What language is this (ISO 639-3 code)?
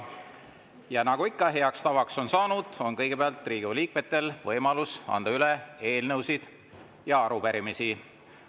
est